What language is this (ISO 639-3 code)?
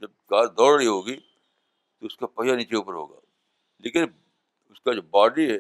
urd